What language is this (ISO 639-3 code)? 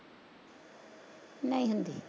pan